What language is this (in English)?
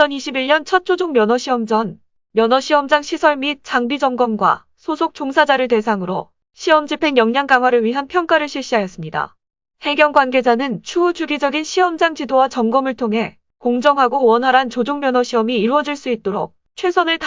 Korean